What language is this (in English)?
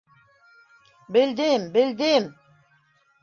Bashkir